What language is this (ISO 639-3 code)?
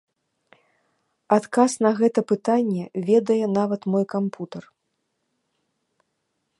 bel